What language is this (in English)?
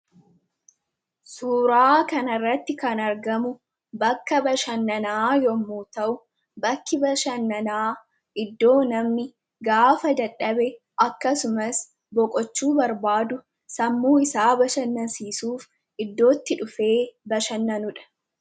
Oromo